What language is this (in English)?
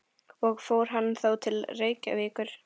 Icelandic